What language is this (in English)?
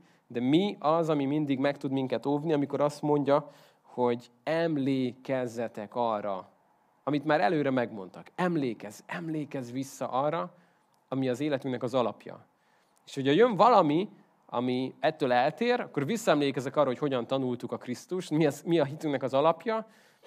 Hungarian